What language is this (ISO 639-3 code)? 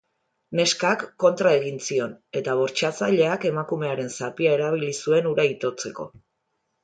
eus